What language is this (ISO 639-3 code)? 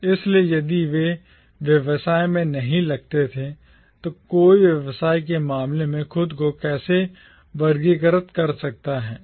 hin